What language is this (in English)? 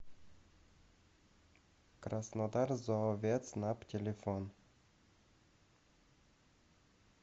Russian